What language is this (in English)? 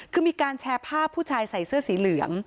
Thai